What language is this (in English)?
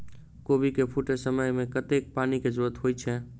Maithili